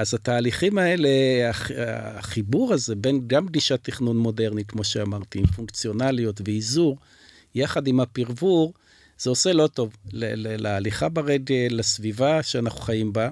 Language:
Hebrew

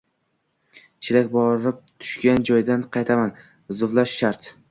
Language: Uzbek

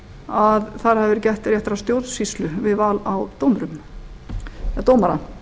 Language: Icelandic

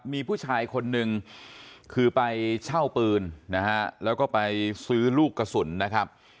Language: Thai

